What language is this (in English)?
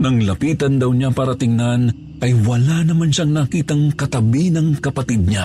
Filipino